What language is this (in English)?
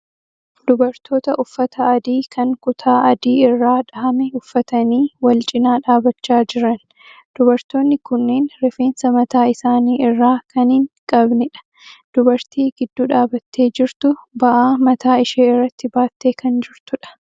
Oromo